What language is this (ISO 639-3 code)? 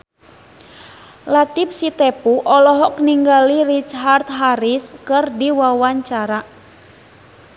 sun